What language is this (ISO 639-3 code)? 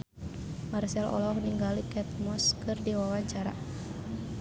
sun